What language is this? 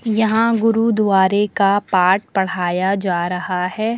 Hindi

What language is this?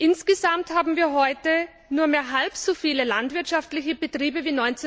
German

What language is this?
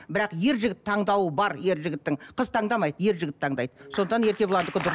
Kazakh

